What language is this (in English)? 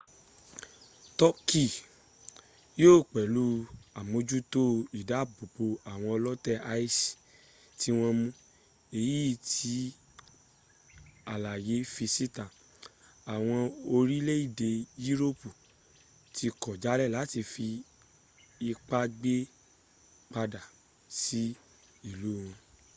Yoruba